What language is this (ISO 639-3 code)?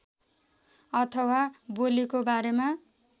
nep